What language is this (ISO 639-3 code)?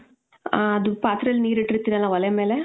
kan